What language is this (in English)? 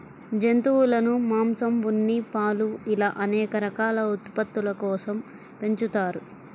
Telugu